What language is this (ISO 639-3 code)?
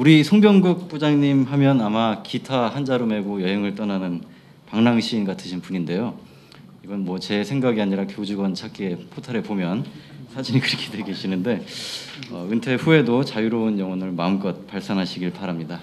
kor